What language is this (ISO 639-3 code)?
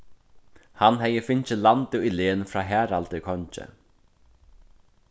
fao